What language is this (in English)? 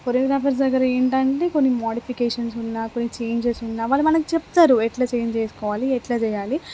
Telugu